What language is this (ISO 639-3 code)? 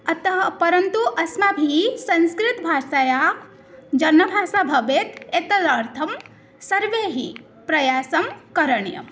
san